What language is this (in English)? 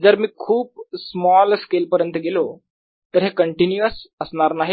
Marathi